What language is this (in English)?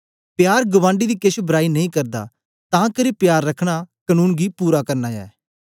Dogri